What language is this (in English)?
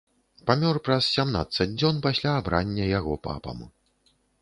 Belarusian